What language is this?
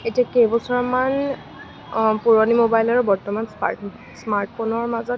Assamese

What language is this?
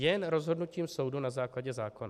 Czech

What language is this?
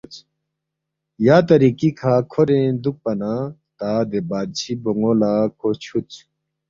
Balti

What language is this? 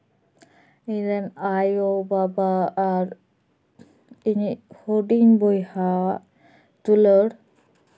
Santali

